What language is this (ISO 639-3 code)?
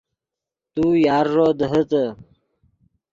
ydg